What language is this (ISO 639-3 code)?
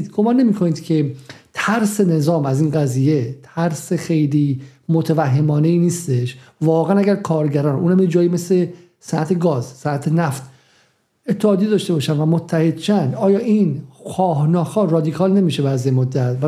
fas